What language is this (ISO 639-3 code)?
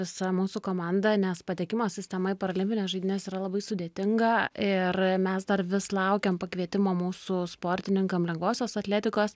lit